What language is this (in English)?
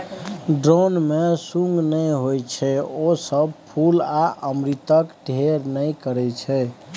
Maithili